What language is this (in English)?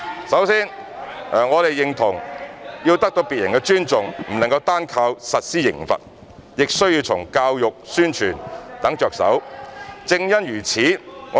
Cantonese